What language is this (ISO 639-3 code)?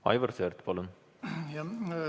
est